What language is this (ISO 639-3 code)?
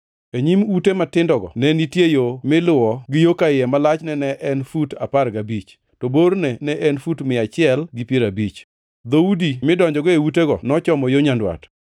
luo